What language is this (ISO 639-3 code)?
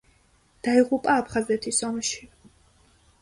kat